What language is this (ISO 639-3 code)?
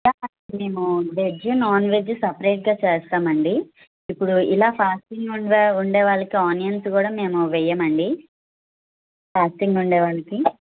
tel